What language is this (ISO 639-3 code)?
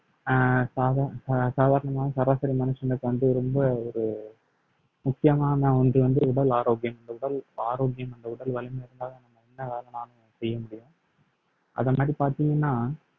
tam